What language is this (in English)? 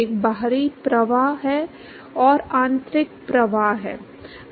Hindi